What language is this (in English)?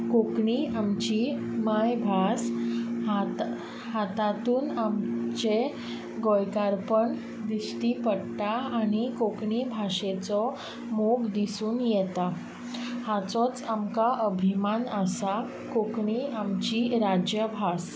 Konkani